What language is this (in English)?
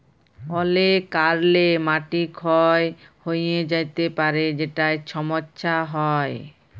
Bangla